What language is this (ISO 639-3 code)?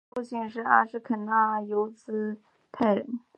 zho